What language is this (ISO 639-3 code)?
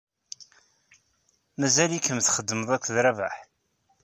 kab